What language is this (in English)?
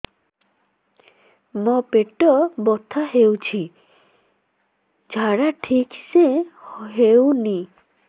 Odia